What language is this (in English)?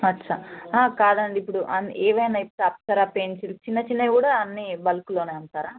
Telugu